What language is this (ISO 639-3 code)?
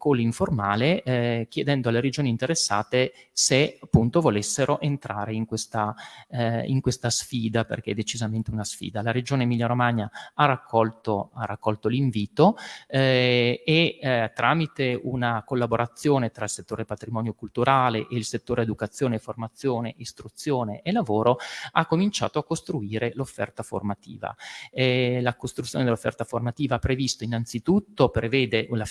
ita